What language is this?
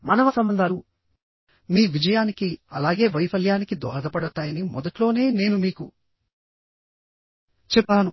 Telugu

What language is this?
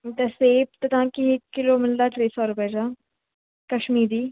Sindhi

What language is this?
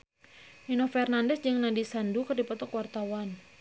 Sundanese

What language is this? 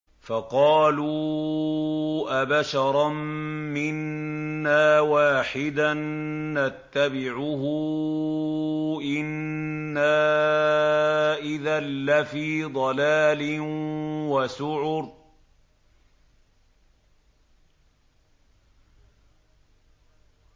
Arabic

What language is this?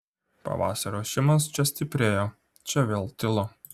Lithuanian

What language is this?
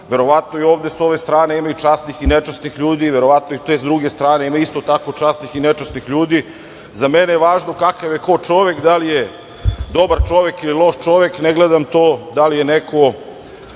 Serbian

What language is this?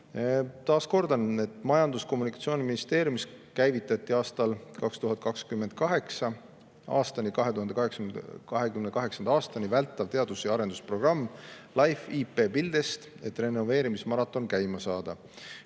Estonian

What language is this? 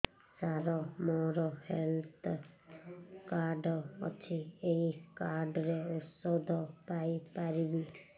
Odia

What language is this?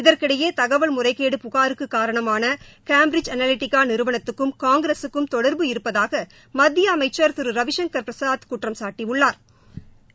Tamil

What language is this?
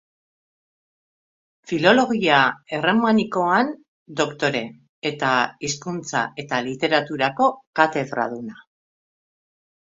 Basque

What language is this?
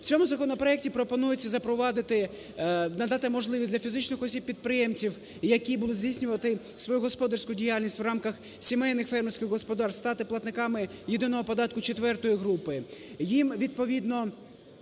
Ukrainian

